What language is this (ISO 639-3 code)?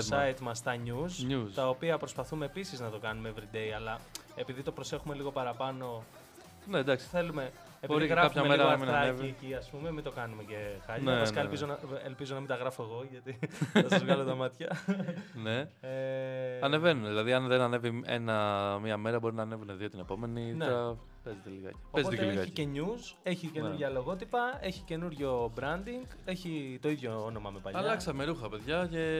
ell